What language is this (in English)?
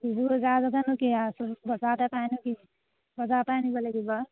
Assamese